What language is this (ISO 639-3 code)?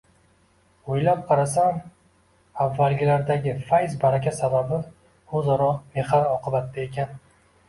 uzb